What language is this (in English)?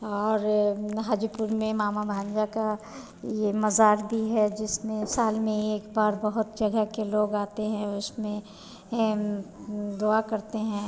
Hindi